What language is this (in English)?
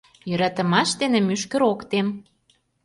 Mari